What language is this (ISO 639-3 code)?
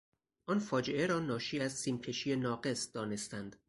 fas